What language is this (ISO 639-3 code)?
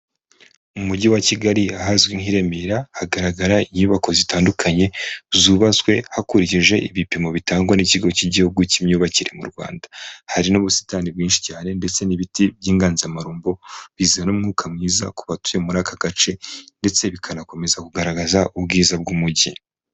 kin